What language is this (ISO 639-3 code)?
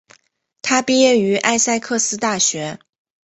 zho